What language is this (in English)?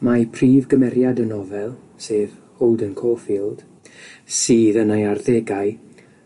Welsh